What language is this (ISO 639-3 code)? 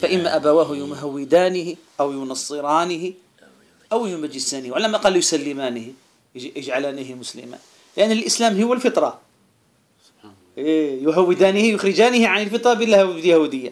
ara